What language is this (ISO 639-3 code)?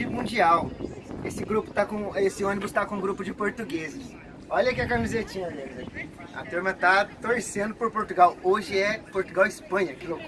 por